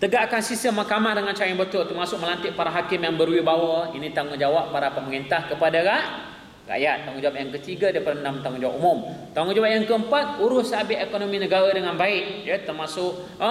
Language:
Malay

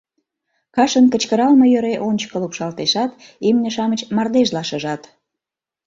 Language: Mari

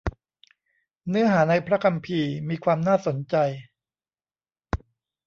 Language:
Thai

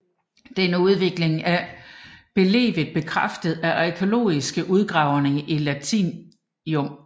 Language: Danish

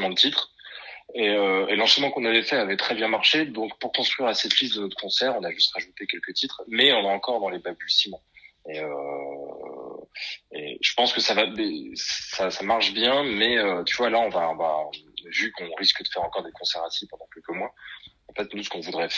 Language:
French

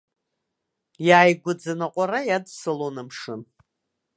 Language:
Abkhazian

